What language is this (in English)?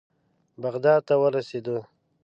Pashto